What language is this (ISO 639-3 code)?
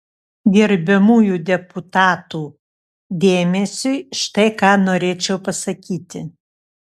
lit